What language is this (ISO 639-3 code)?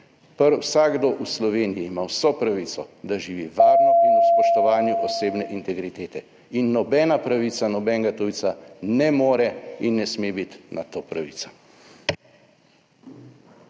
slv